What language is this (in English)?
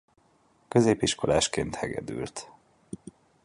Hungarian